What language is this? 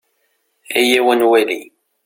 Kabyle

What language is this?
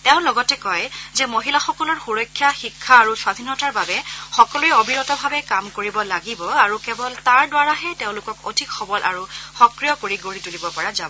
Assamese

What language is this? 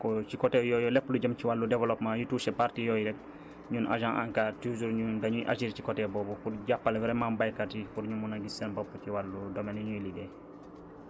Wolof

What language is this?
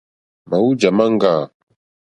Mokpwe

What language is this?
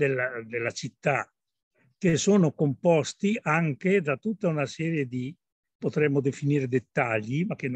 Italian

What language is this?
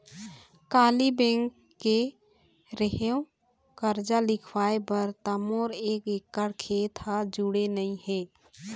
Chhattisgarhi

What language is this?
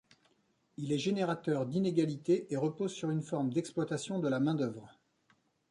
French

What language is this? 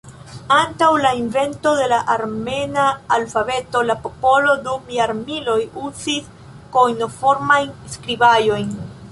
Esperanto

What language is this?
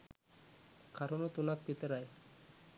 Sinhala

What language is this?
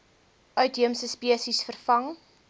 Afrikaans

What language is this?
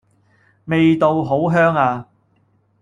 Cantonese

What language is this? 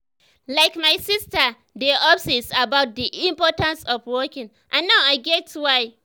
Nigerian Pidgin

